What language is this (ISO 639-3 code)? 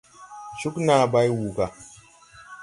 tui